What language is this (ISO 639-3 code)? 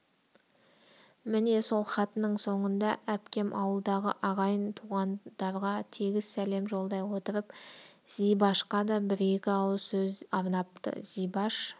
kaz